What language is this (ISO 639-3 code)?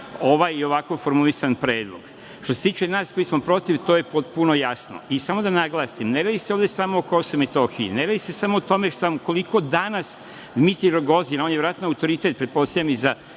srp